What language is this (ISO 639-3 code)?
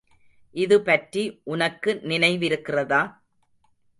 tam